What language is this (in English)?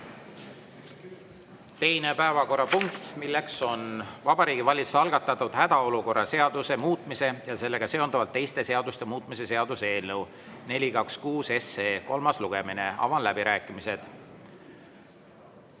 Estonian